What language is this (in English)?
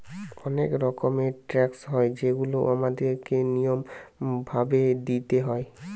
Bangla